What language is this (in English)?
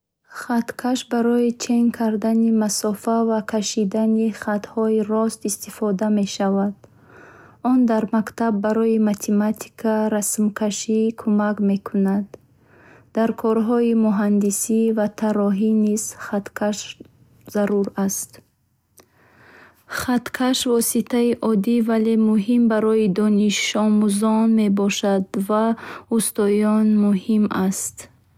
Bukharic